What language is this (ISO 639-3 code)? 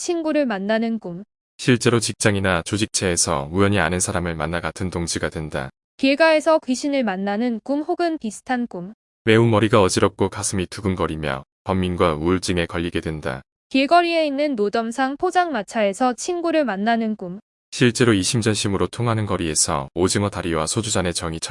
kor